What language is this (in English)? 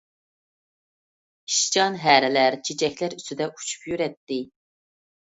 Uyghur